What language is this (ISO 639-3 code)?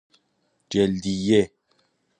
fas